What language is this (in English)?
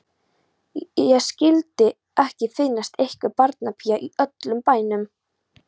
Icelandic